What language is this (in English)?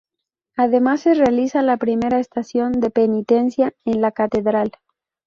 Spanish